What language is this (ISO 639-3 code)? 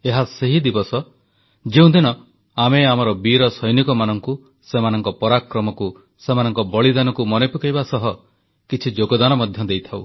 ori